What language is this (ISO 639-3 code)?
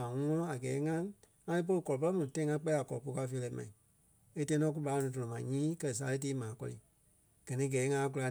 kpe